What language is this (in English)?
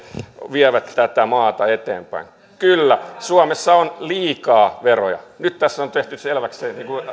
Finnish